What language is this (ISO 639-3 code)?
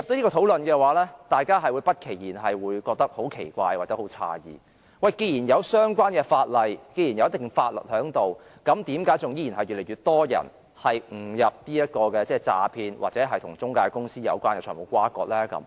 yue